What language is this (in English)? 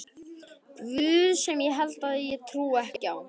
Icelandic